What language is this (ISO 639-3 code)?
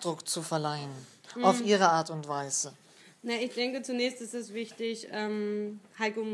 deu